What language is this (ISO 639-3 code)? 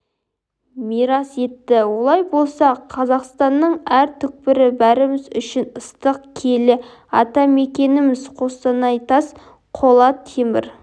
kaz